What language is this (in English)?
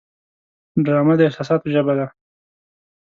Pashto